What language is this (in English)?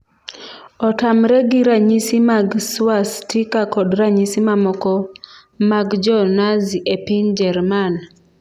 Luo (Kenya and Tanzania)